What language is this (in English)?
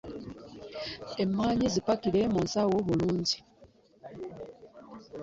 Ganda